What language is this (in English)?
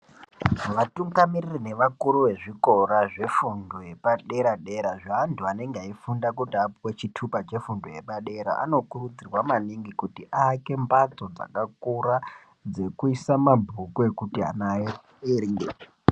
Ndau